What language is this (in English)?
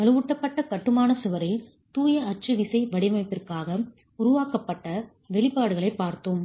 Tamil